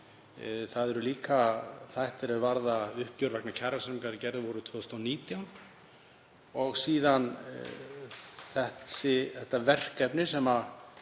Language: Icelandic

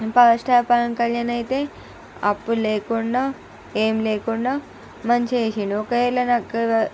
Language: Telugu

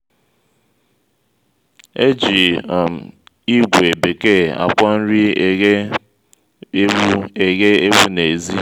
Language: Igbo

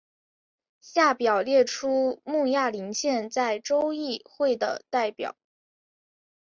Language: Chinese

